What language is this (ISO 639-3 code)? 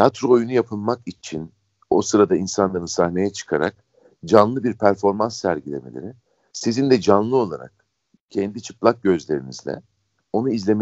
tur